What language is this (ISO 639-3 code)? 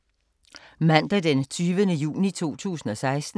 dan